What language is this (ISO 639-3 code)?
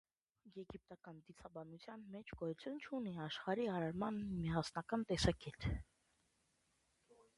hye